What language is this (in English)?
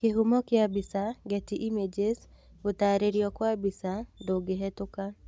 Kikuyu